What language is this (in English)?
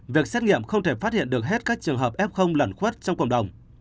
Vietnamese